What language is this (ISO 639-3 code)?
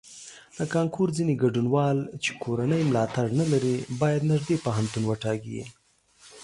pus